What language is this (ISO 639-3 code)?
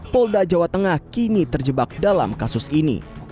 ind